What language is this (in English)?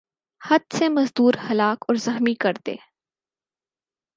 Urdu